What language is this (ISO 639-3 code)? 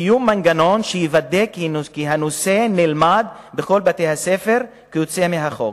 heb